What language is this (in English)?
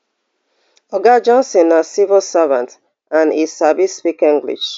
Nigerian Pidgin